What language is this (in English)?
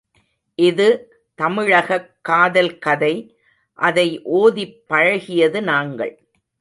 Tamil